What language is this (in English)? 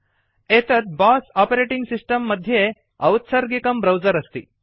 Sanskrit